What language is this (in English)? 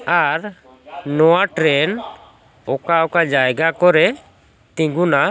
Santali